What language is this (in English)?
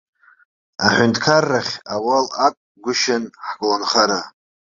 Abkhazian